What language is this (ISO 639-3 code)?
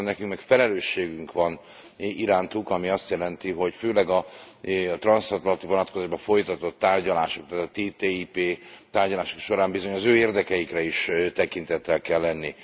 hun